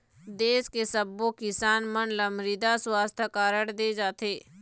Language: Chhattisgarhi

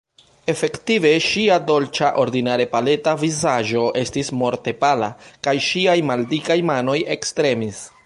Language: Esperanto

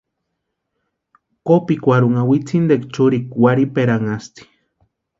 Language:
Western Highland Purepecha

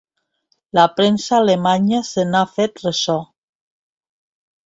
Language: Catalan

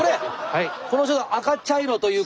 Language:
Japanese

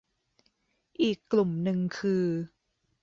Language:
Thai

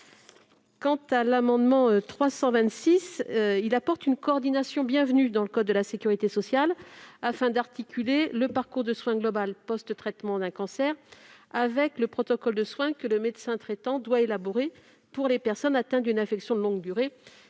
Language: French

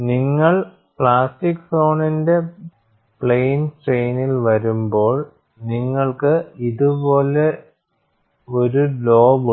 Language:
Malayalam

